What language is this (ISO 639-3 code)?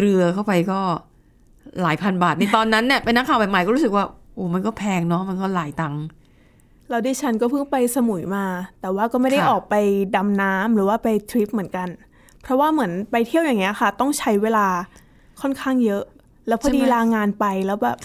tha